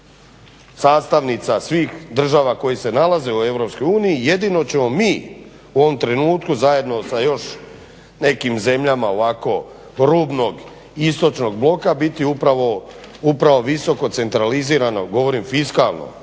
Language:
Croatian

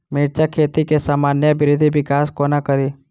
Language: Maithili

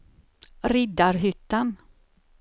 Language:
Swedish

